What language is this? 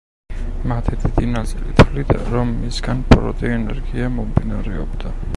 Georgian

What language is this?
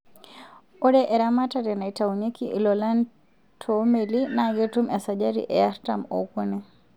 Masai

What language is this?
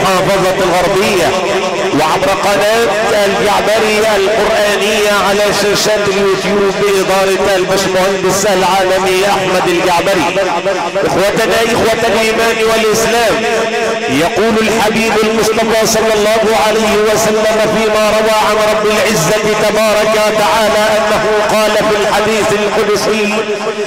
Arabic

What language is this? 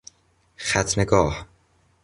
Persian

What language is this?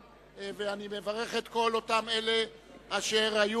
Hebrew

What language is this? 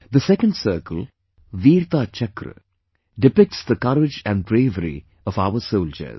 English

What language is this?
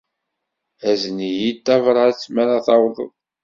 Kabyle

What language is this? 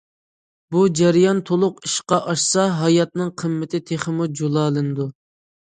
Uyghur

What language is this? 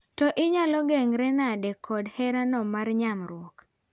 Luo (Kenya and Tanzania)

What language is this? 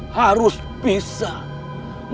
Indonesian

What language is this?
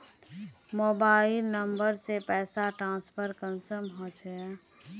Magahi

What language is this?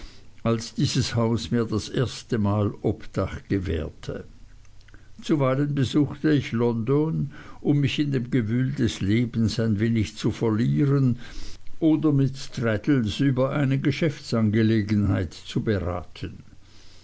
German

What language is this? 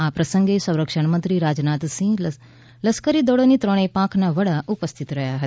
Gujarati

